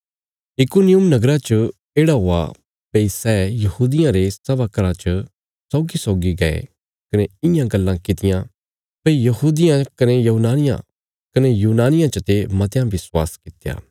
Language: Bilaspuri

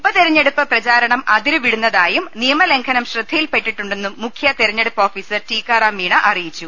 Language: Malayalam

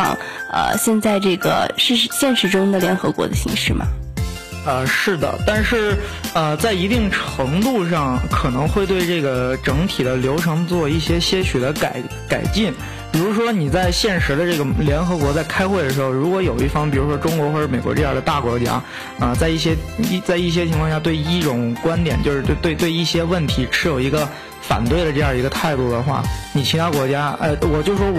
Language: Chinese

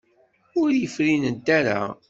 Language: Kabyle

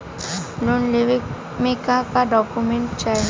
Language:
Bhojpuri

